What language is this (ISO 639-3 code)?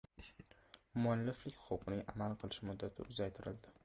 uzb